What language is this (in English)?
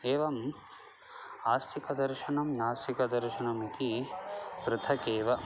Sanskrit